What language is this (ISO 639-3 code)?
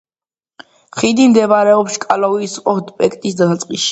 kat